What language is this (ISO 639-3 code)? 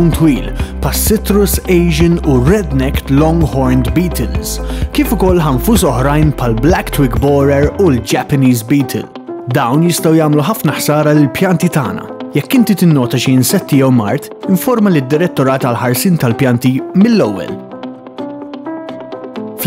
ron